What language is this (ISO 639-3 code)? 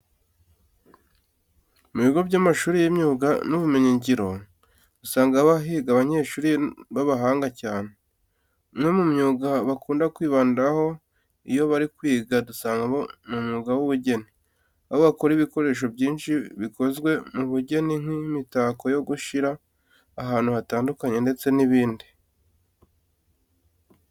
kin